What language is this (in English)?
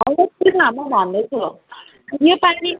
Nepali